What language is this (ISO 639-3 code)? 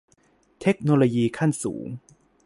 tha